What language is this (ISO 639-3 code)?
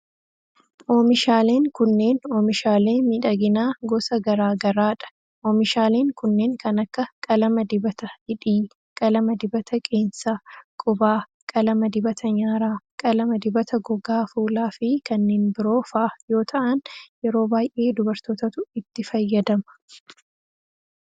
orm